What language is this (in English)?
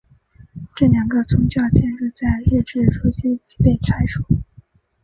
Chinese